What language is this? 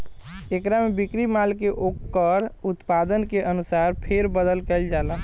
Bhojpuri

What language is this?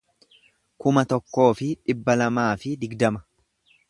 Oromo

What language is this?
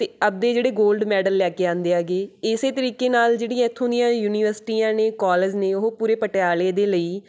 Punjabi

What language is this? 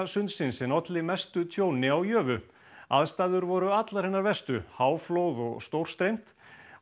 Icelandic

